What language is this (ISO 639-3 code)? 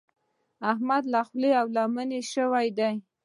pus